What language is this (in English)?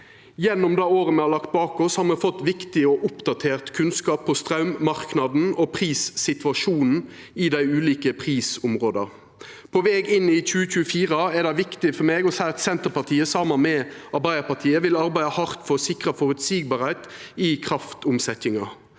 Norwegian